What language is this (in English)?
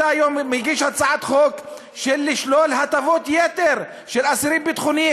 Hebrew